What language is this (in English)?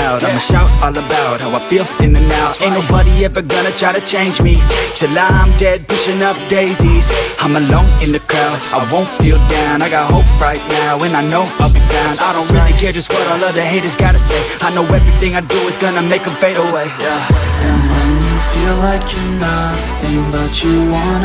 English